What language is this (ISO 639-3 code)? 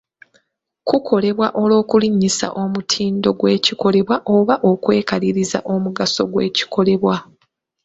lug